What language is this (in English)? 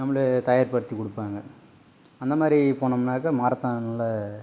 Tamil